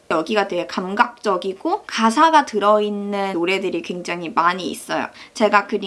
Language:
Korean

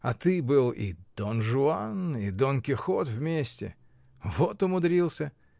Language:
Russian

